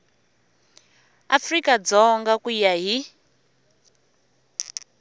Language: Tsonga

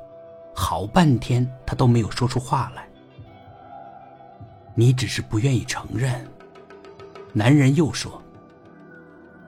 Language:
Chinese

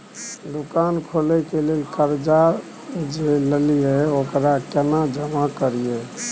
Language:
Maithili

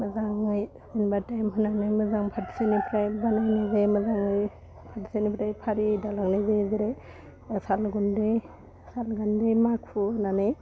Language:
Bodo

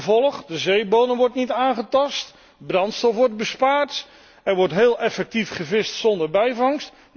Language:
Dutch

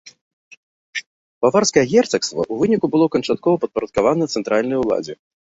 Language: Belarusian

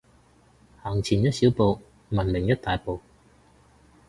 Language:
Cantonese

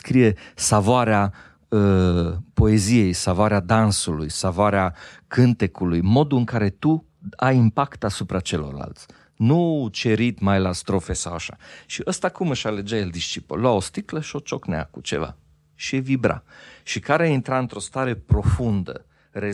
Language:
Romanian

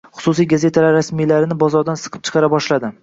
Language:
Uzbek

